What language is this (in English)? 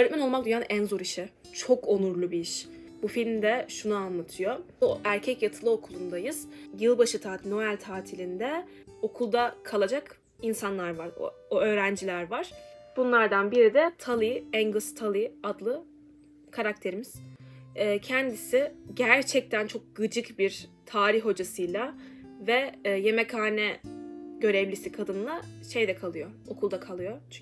Turkish